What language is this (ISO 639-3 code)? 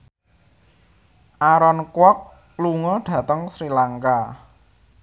jav